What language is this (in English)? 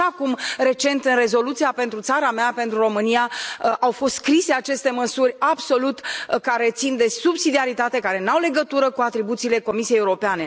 Romanian